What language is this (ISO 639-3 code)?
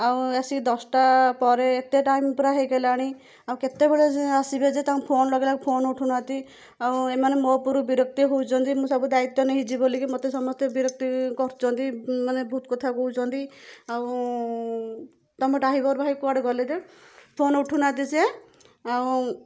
ori